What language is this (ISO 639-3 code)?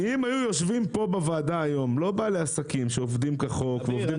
heb